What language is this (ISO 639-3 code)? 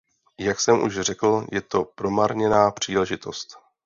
ces